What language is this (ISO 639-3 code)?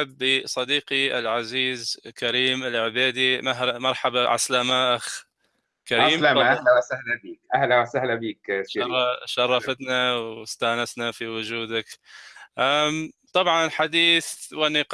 ara